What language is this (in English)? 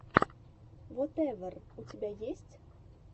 Russian